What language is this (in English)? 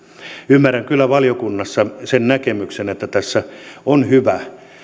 Finnish